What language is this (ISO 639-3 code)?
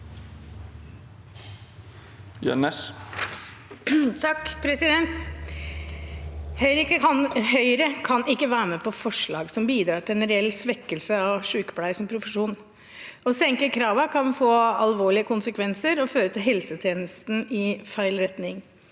nor